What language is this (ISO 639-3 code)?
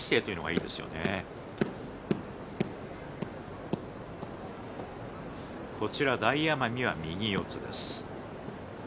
jpn